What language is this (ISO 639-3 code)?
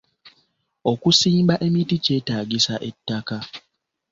lug